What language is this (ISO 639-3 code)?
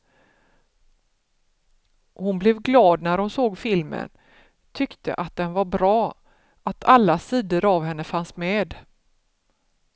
swe